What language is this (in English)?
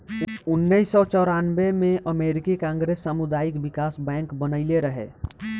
Bhojpuri